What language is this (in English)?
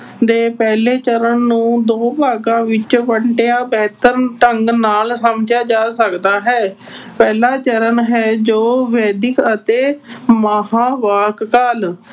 Punjabi